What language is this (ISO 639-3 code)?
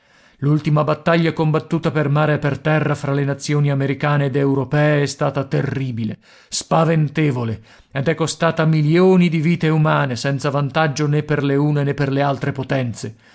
ita